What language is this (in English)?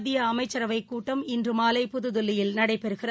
Tamil